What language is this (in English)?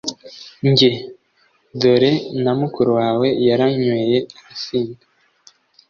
Kinyarwanda